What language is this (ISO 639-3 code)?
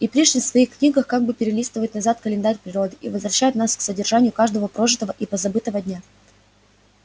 rus